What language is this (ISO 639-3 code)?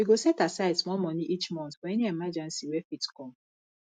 pcm